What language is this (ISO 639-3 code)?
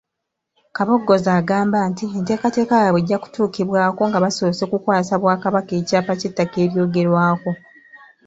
lug